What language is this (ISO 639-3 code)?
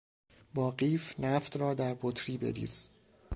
fas